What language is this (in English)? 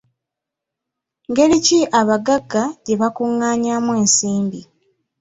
Ganda